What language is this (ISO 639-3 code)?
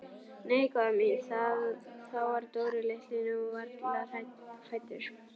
isl